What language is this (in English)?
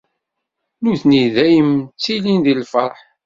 Kabyle